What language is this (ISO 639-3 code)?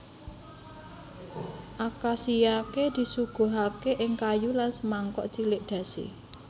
jav